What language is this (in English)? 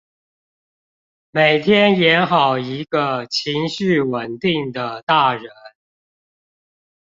Chinese